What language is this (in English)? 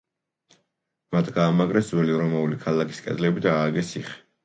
Georgian